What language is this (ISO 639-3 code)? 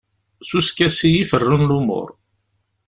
kab